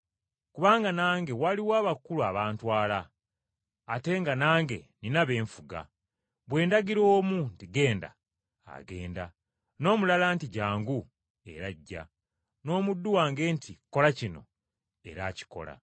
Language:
Ganda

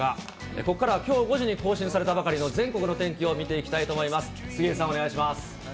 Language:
Japanese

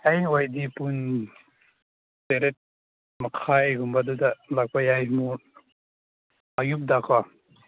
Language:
Manipuri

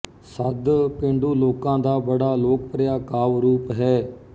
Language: Punjabi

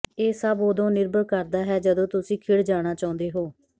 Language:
Punjabi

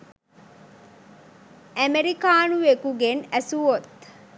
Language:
Sinhala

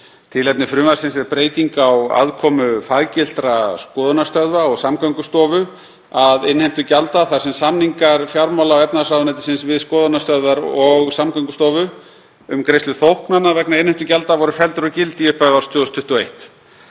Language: Icelandic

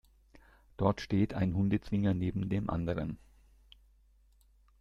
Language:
German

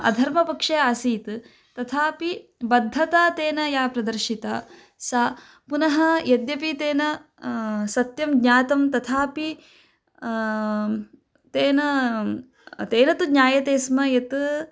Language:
Sanskrit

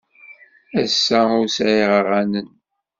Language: Kabyle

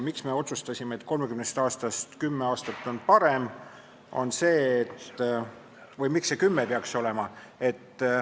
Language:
Estonian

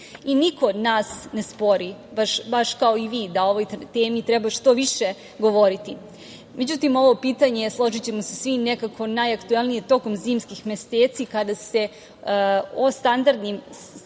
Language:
Serbian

